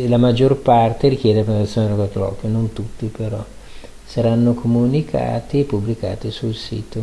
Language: Italian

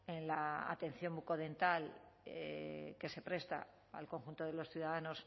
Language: Spanish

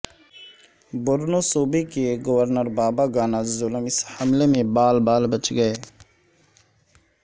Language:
Urdu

